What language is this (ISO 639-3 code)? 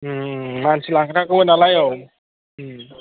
brx